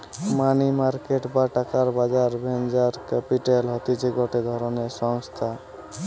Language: Bangla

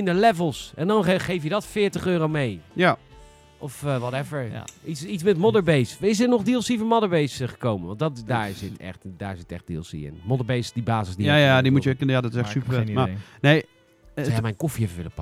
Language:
Dutch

